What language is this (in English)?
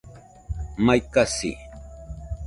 Nüpode Huitoto